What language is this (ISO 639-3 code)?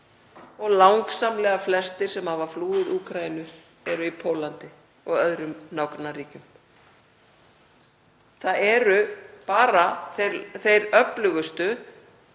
isl